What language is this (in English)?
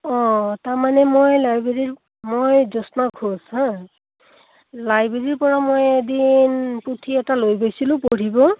Assamese